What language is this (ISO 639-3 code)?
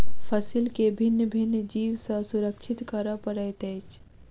mai